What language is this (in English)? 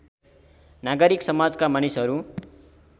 Nepali